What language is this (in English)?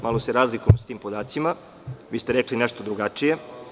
Serbian